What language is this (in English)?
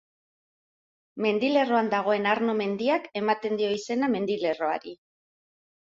Basque